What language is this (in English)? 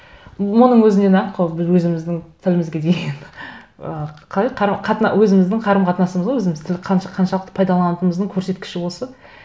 Kazakh